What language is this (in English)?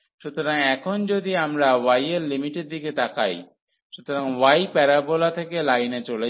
Bangla